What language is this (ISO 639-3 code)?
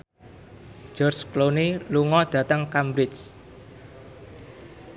jav